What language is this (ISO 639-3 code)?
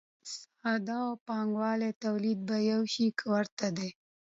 pus